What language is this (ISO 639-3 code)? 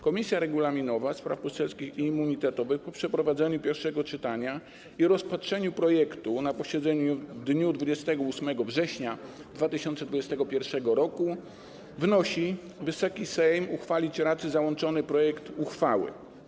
pol